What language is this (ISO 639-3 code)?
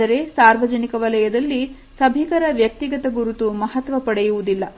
kan